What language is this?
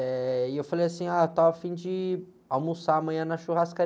Portuguese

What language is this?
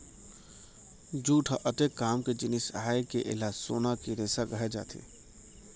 Chhattisgarhi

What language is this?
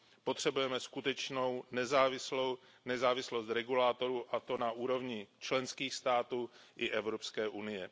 Czech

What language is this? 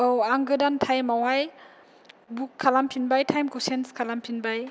Bodo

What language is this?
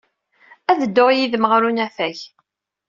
Kabyle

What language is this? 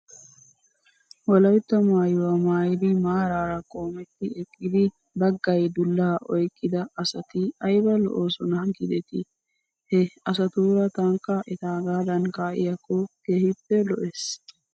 Wolaytta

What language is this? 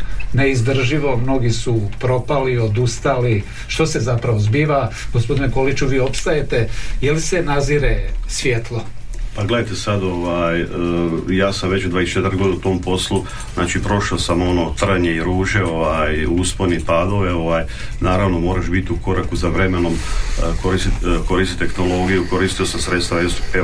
Croatian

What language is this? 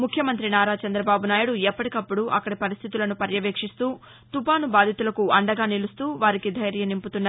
Telugu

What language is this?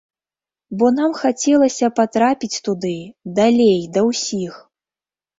Belarusian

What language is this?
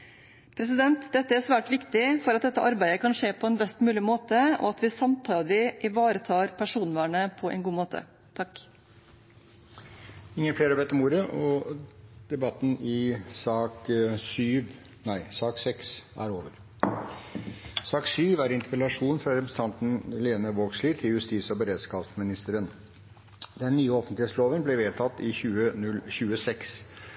Norwegian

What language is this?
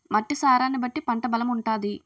Telugu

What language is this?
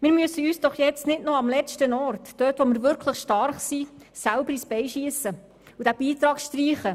Swiss German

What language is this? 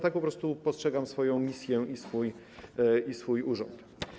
Polish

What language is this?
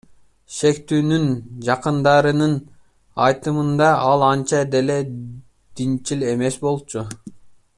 Kyrgyz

